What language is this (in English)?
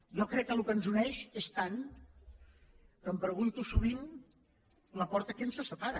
Catalan